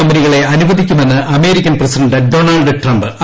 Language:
Malayalam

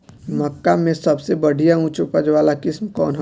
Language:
Bhojpuri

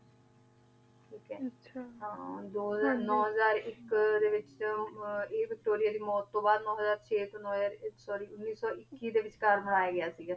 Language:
Punjabi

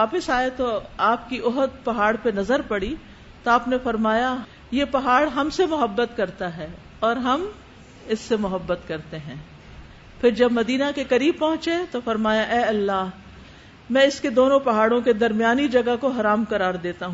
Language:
Urdu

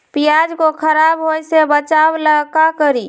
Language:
Magahi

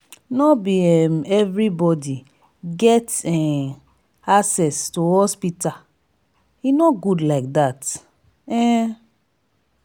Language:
Nigerian Pidgin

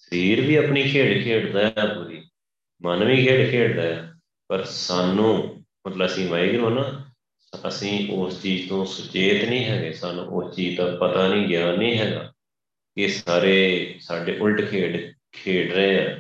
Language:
Punjabi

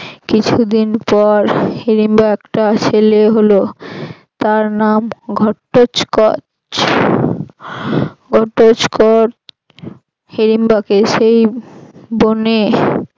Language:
Bangla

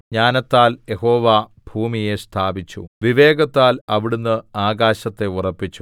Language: Malayalam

